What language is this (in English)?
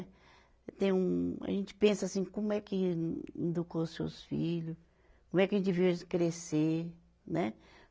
Portuguese